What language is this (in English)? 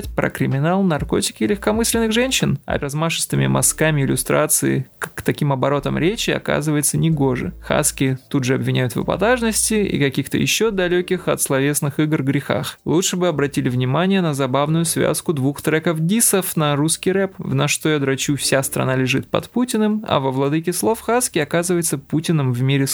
Russian